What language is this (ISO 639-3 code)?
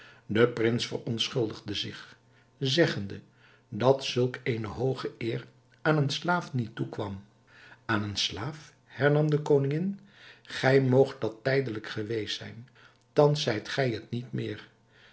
nld